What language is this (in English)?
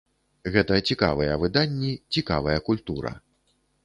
Belarusian